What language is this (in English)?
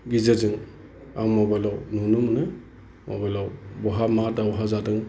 Bodo